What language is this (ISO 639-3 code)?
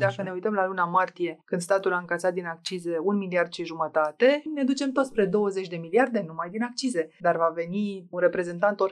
ron